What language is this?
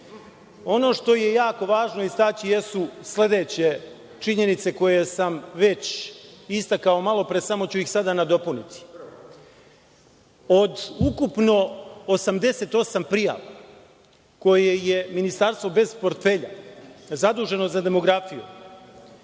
Serbian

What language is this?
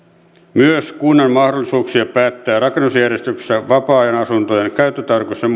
Finnish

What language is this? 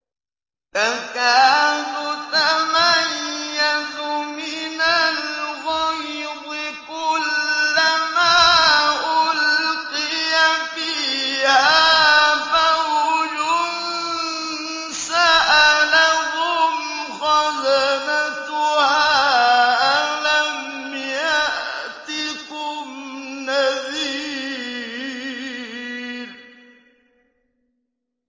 Arabic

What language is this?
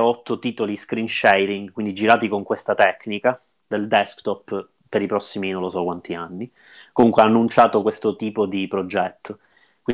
Italian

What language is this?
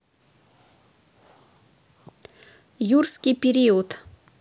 Russian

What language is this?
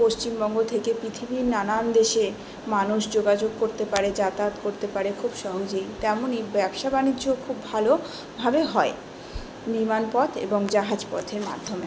Bangla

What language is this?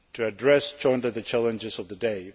English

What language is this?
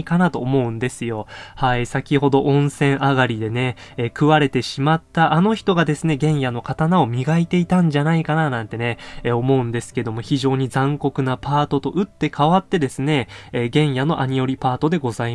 Japanese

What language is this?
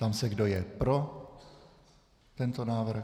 Czech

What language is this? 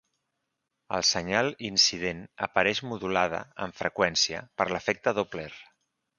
Catalan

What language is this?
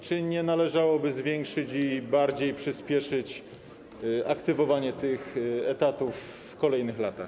Polish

